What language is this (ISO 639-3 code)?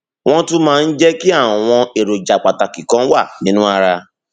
yor